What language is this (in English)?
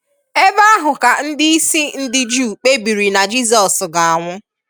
Igbo